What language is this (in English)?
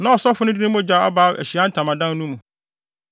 Akan